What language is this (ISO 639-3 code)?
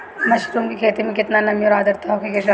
bho